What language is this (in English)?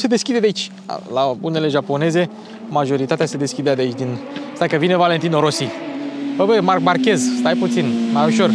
Romanian